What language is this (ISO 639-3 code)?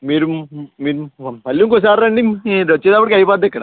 tel